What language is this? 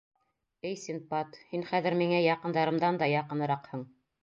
Bashkir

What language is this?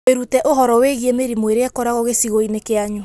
Kikuyu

